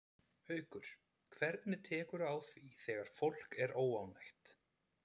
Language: Icelandic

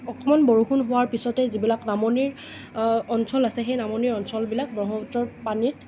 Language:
Assamese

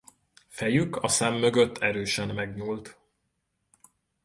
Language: Hungarian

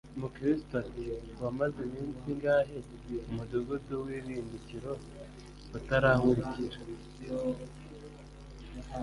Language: Kinyarwanda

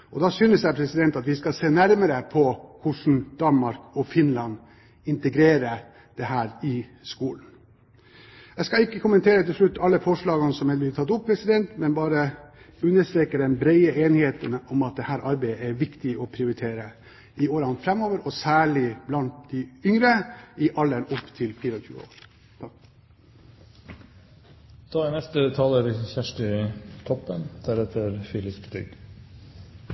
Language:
Norwegian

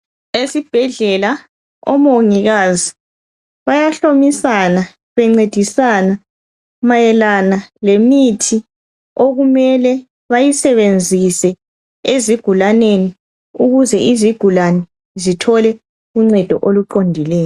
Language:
North Ndebele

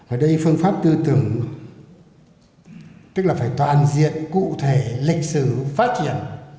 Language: Vietnamese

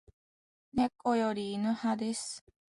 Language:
Japanese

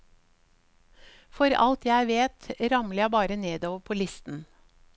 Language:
Norwegian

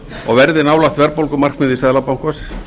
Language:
Icelandic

